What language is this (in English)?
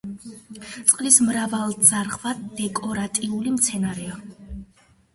Georgian